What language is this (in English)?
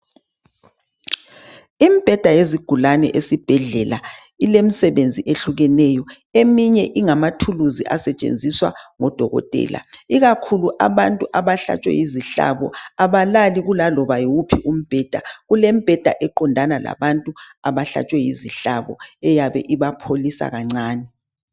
North Ndebele